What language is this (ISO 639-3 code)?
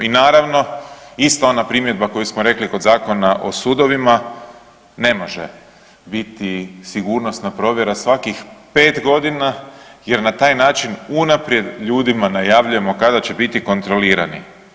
hrv